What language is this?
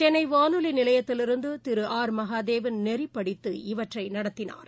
Tamil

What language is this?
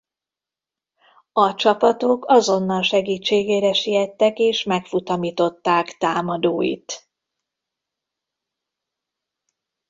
Hungarian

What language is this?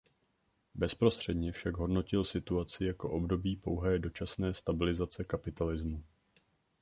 Czech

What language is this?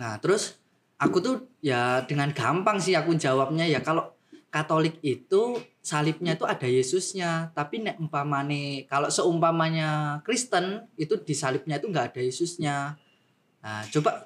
Indonesian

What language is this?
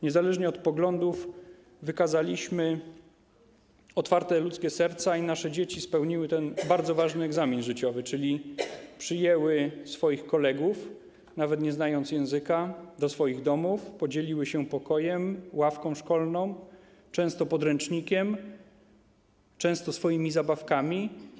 Polish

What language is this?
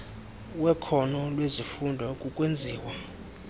Xhosa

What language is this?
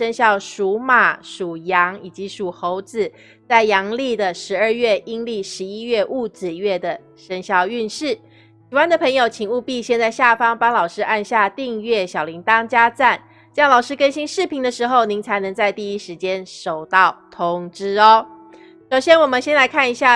Chinese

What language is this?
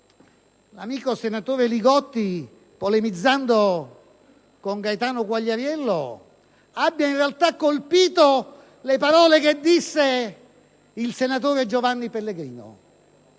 Italian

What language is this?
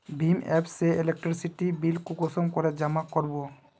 Magahi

